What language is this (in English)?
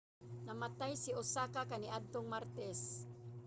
Cebuano